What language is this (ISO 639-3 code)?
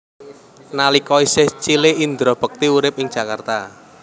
jav